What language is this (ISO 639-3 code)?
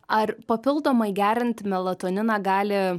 lit